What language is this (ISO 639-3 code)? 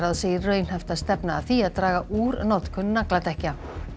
isl